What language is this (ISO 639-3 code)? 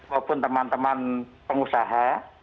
ind